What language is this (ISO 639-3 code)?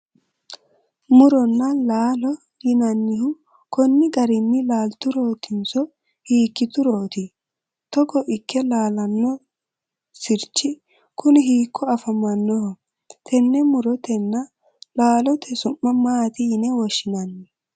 sid